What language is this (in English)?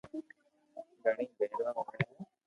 Loarki